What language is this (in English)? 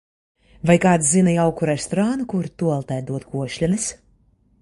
Latvian